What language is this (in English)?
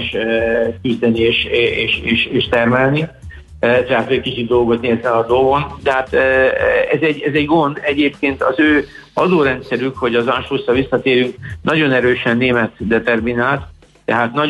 Hungarian